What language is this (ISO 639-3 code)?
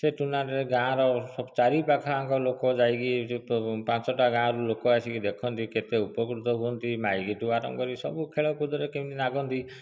ori